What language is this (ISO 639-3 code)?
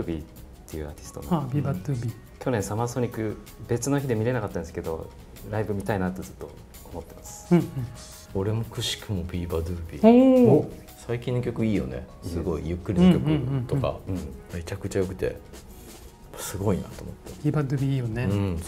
jpn